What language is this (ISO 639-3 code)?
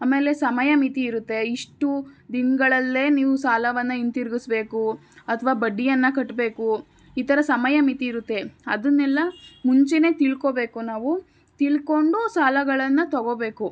kan